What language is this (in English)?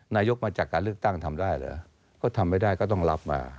Thai